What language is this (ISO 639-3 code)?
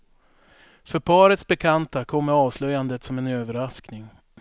swe